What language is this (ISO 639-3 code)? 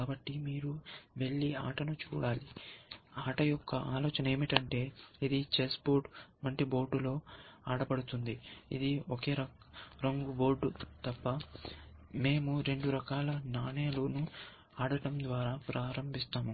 tel